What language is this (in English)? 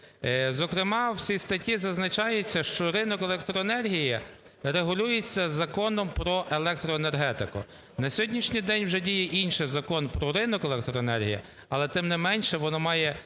Ukrainian